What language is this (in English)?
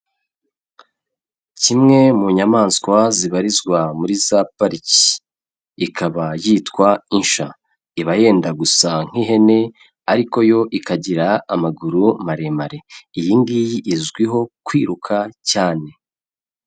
Kinyarwanda